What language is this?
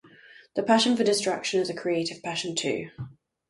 English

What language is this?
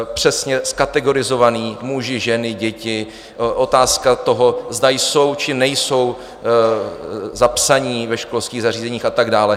Czech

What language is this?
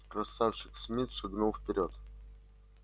Russian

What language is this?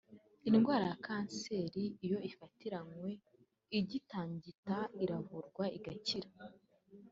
Kinyarwanda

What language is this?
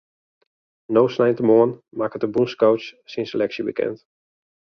Western Frisian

